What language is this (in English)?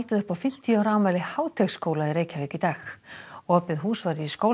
Icelandic